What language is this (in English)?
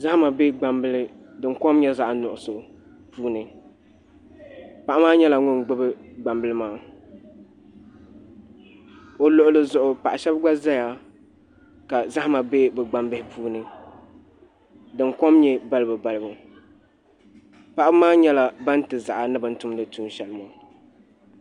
Dagbani